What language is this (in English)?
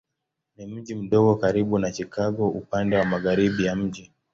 Swahili